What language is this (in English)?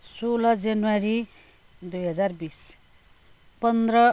Nepali